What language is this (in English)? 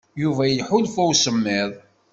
Kabyle